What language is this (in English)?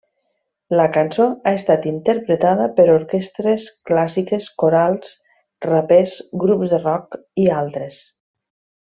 Catalan